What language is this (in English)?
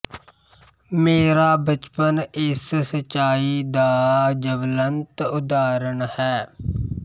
Punjabi